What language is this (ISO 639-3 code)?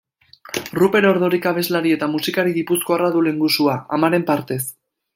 eus